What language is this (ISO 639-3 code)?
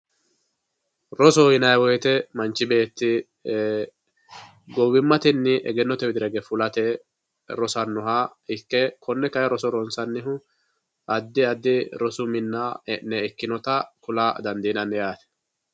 sid